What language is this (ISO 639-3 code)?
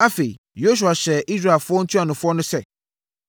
aka